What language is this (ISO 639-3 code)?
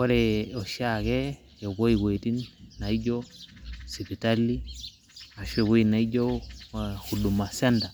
mas